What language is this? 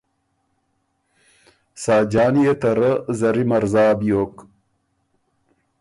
Ormuri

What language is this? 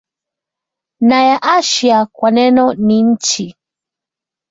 Swahili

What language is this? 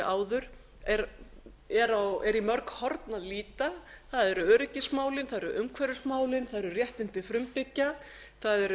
Icelandic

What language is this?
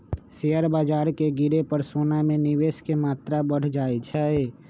Magahi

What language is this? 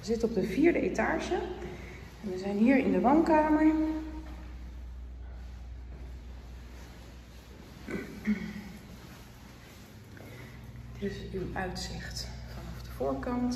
Dutch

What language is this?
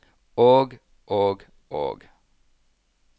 Norwegian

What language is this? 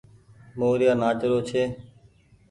Goaria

